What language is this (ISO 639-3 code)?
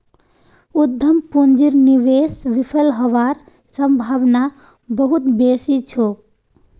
mag